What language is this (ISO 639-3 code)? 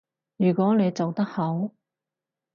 yue